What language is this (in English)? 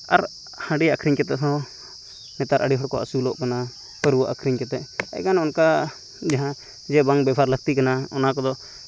Santali